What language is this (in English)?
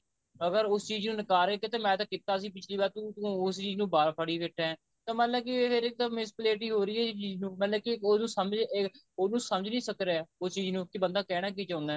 Punjabi